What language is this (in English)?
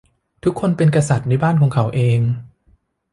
Thai